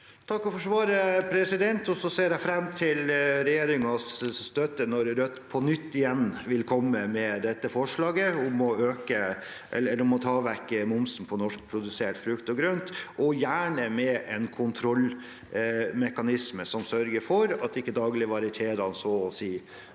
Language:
Norwegian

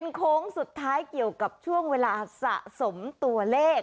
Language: Thai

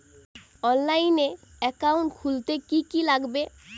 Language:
Bangla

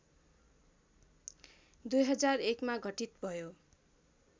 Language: Nepali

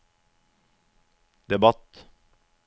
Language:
Norwegian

